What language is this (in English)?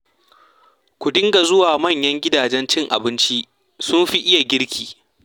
Hausa